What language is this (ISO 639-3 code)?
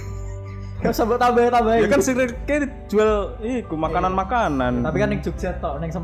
ind